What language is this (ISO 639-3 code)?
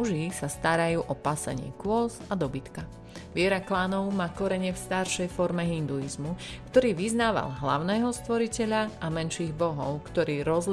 slk